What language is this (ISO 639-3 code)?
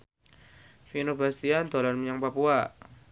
jav